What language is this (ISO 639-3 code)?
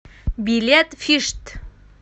rus